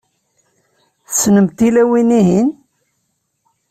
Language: Kabyle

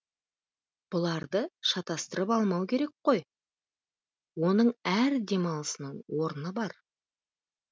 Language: Kazakh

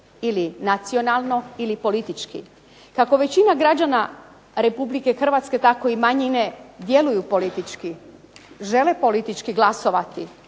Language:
Croatian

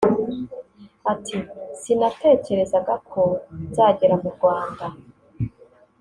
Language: Kinyarwanda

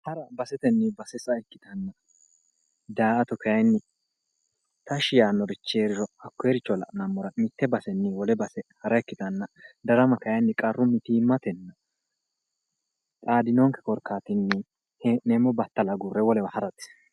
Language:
Sidamo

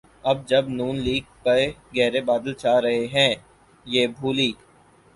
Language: Urdu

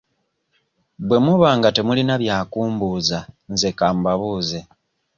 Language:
Ganda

